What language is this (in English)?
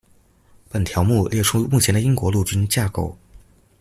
Chinese